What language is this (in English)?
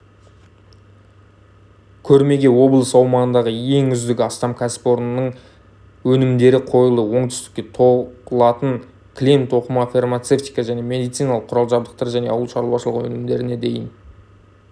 Kazakh